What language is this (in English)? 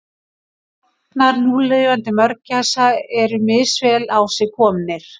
Icelandic